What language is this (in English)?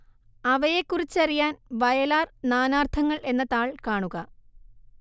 Malayalam